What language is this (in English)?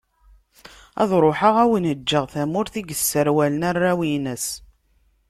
Kabyle